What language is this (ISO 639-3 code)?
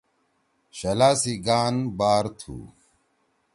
trw